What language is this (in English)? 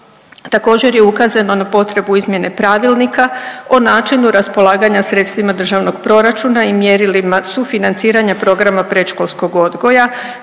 Croatian